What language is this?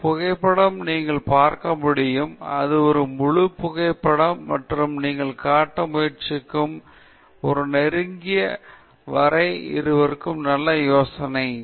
Tamil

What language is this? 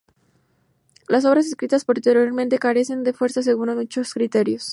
Spanish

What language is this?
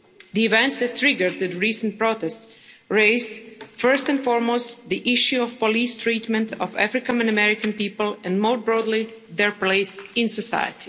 English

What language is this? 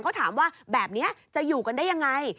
Thai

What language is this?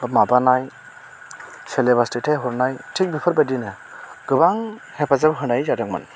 Bodo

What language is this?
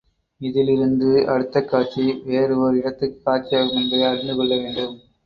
Tamil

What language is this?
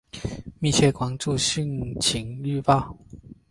Chinese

